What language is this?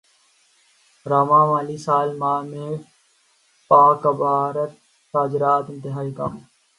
Urdu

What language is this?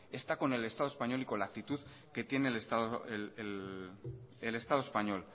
Spanish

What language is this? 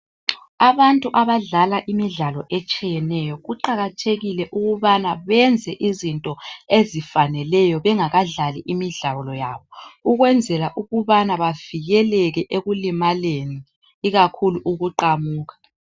North Ndebele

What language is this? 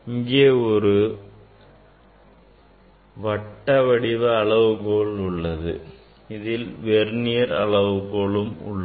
Tamil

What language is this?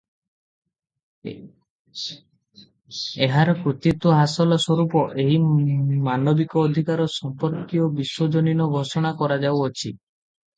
Odia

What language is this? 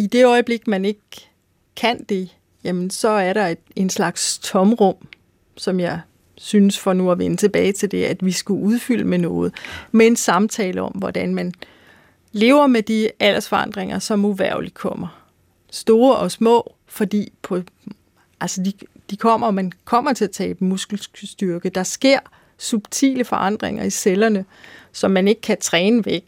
Danish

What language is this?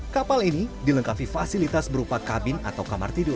Indonesian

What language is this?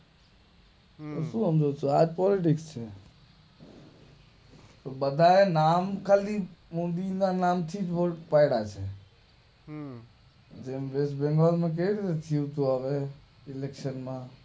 Gujarati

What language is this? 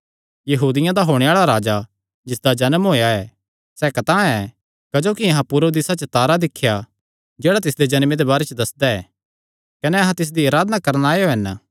Kangri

